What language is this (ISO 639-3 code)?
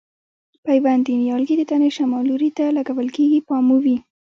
pus